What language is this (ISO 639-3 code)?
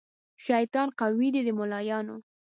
pus